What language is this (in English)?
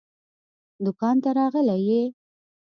Pashto